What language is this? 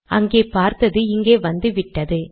Tamil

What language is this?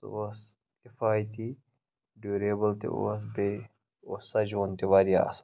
Kashmiri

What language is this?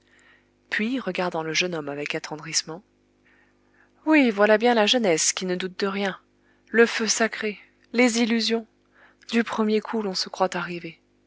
French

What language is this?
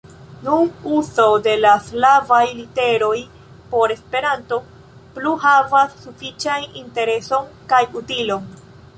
Esperanto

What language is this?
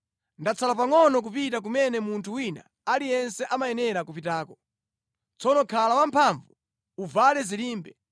Nyanja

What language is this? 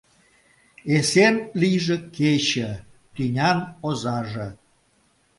Mari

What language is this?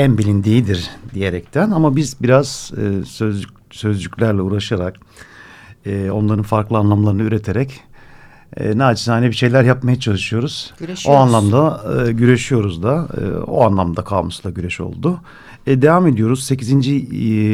Turkish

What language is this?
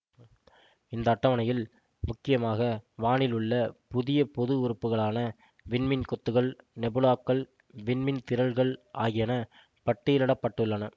Tamil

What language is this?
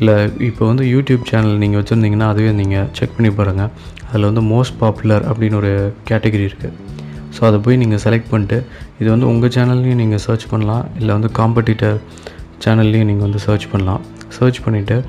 Tamil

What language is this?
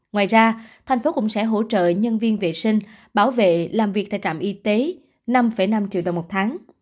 Vietnamese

